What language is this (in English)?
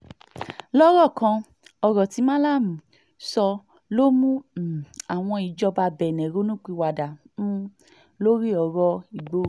Yoruba